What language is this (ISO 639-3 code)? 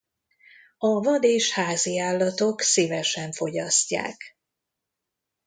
hun